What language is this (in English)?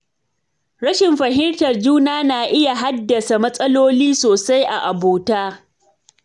Hausa